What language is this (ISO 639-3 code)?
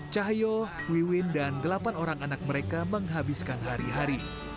ind